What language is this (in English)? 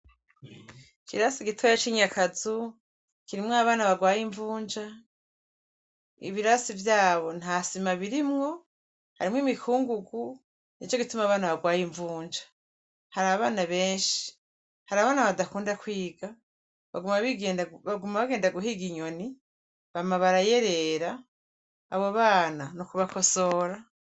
Rundi